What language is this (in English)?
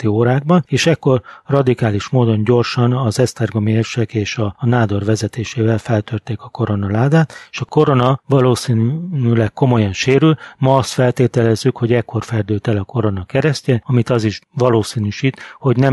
Hungarian